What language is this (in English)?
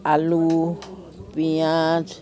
Assamese